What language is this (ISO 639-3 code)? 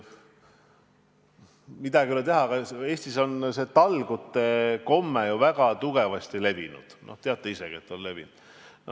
est